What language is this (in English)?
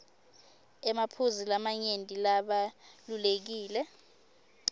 Swati